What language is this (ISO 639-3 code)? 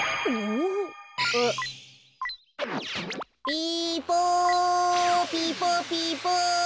jpn